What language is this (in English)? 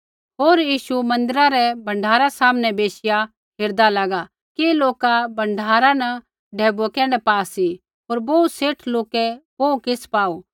Kullu Pahari